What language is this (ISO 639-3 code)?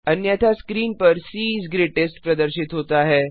hin